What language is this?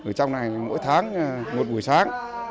Vietnamese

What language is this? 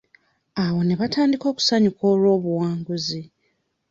Ganda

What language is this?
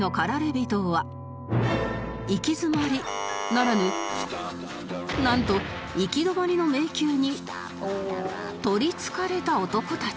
Japanese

